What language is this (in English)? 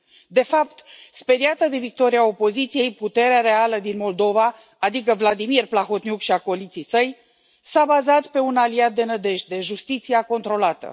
Romanian